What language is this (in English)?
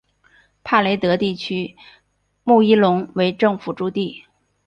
Chinese